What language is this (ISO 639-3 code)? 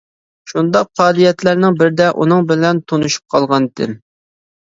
uig